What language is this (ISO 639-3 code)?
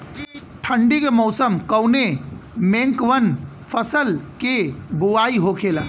bho